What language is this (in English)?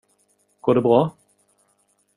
Swedish